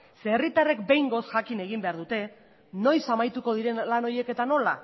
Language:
Basque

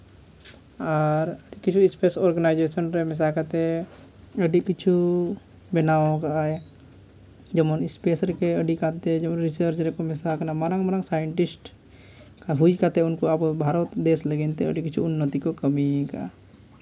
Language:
Santali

